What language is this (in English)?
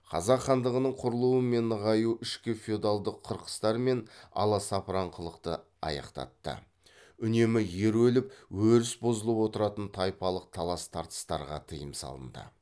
Kazakh